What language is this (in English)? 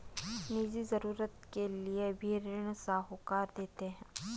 Hindi